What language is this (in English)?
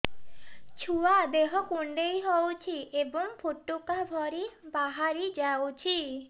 Odia